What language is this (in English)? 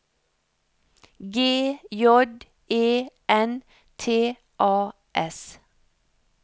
Norwegian